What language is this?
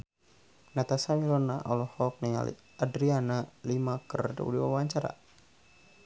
Sundanese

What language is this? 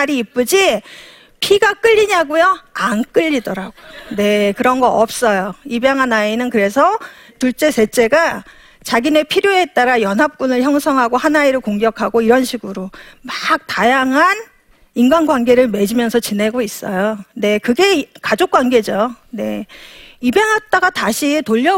Korean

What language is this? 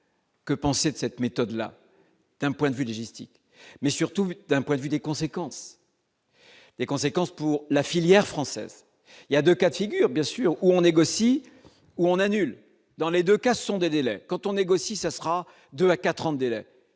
French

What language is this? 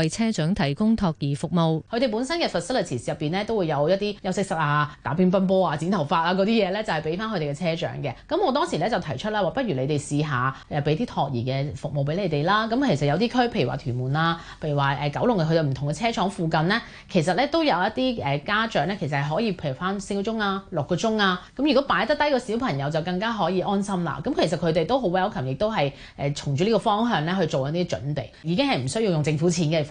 Chinese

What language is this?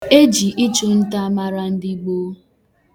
Igbo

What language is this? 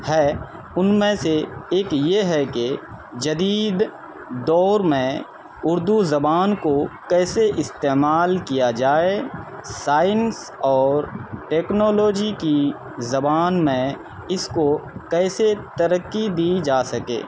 Urdu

